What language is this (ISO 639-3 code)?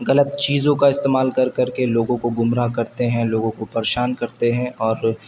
urd